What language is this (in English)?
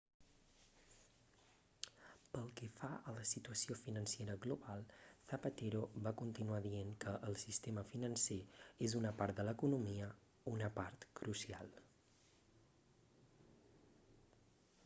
Catalan